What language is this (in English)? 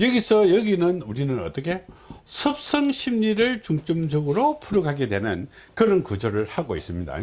Korean